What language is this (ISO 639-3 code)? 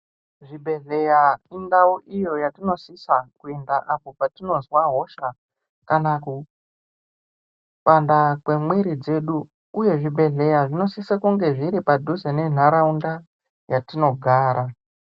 ndc